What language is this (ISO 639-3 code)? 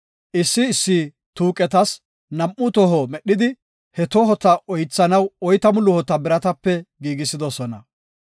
gof